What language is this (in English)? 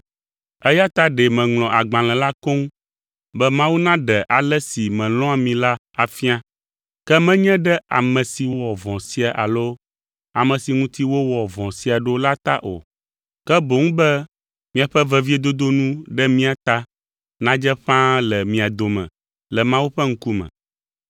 Ewe